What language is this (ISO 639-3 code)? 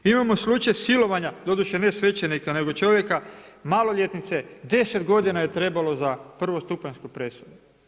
hrv